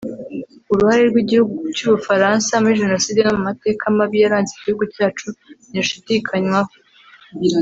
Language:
Kinyarwanda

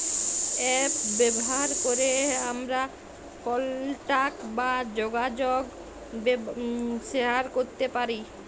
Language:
Bangla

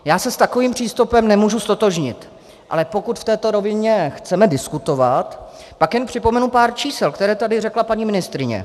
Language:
Czech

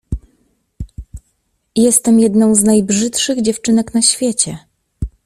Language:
Polish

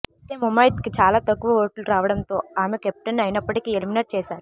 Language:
Telugu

